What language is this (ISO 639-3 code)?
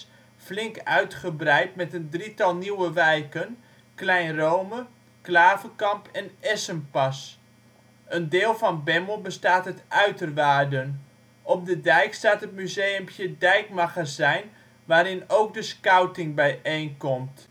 nld